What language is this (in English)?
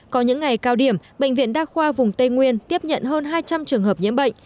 Vietnamese